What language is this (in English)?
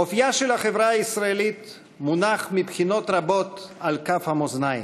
Hebrew